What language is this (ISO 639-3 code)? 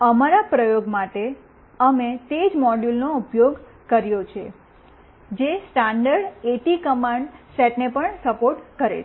guj